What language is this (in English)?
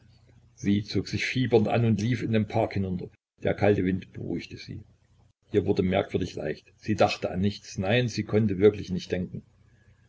German